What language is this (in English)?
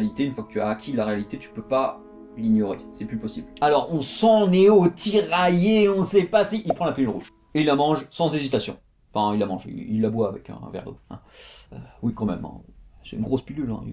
French